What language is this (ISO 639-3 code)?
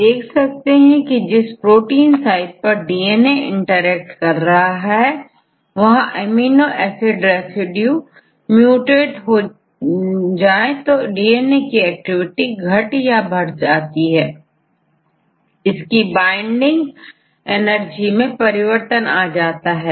hin